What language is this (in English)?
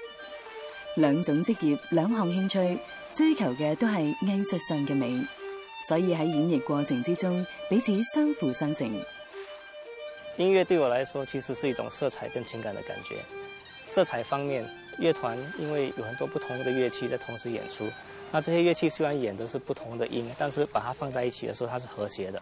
Chinese